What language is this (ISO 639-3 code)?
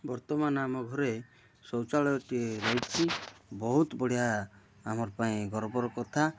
ori